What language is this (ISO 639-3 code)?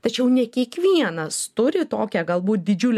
lit